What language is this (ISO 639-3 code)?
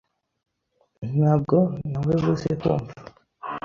kin